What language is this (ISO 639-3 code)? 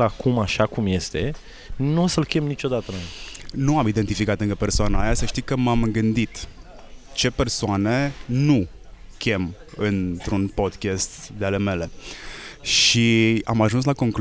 ron